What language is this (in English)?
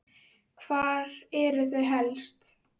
Icelandic